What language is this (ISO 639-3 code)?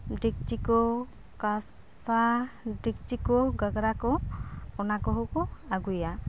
sat